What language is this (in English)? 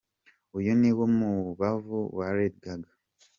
Kinyarwanda